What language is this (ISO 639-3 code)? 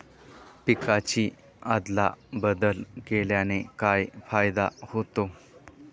mar